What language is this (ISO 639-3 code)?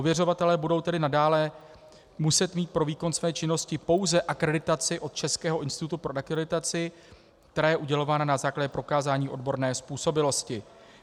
ces